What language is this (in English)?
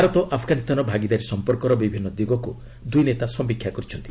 Odia